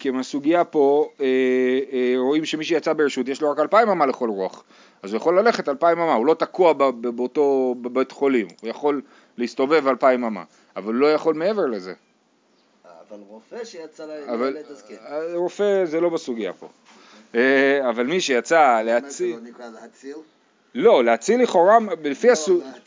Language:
Hebrew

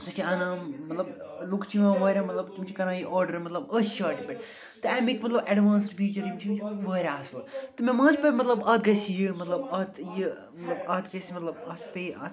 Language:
Kashmiri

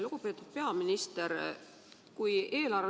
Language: Estonian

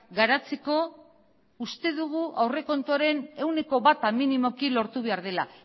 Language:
Basque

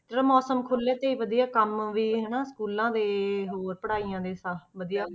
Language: Punjabi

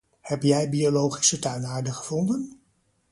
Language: Dutch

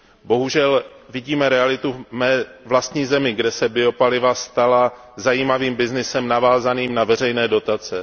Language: Czech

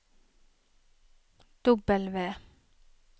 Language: Norwegian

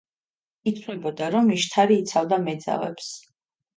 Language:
Georgian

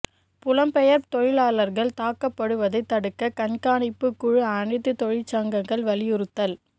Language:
Tamil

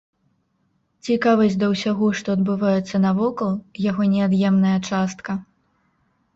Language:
Belarusian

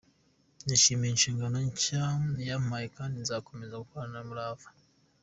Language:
Kinyarwanda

